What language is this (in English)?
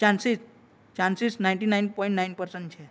Gujarati